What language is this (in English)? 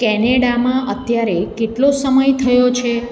Gujarati